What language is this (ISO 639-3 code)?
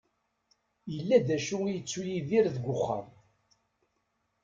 kab